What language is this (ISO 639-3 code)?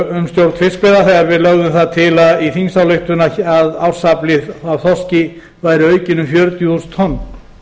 isl